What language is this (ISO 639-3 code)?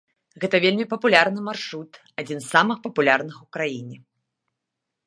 bel